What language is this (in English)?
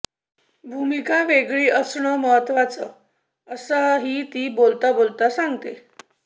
Marathi